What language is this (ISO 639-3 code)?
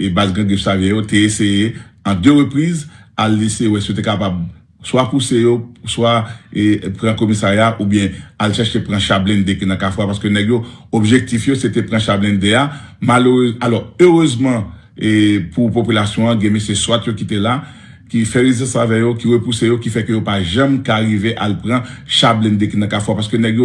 fra